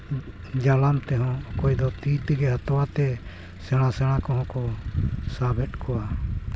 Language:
Santali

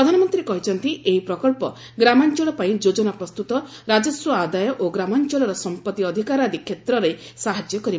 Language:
Odia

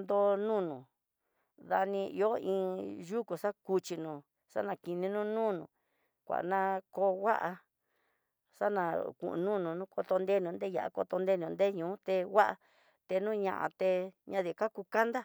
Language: Tidaá Mixtec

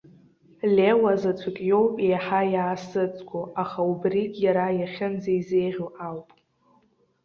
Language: Abkhazian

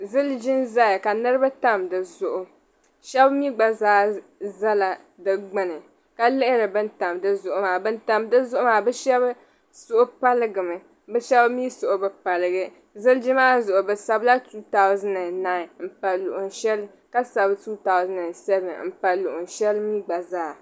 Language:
Dagbani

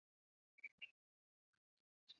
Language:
Chinese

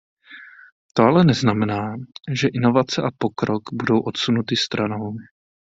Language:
Czech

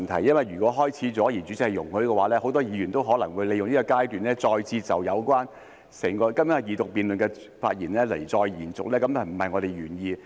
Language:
Cantonese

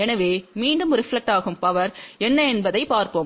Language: Tamil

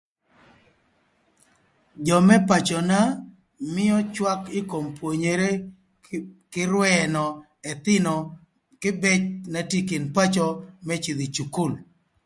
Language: Thur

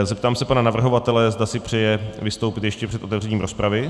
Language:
Czech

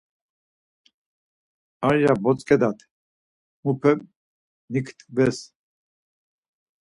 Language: Laz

